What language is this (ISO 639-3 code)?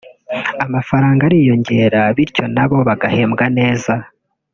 kin